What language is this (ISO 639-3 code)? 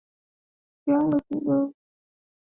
swa